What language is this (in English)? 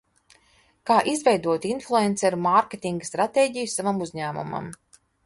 Latvian